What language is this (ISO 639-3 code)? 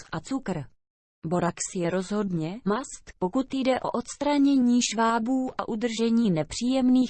ces